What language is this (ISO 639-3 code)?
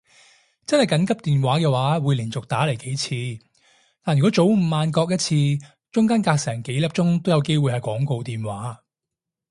yue